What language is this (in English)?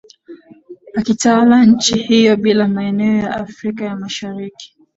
Swahili